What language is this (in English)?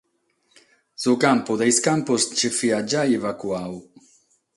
Sardinian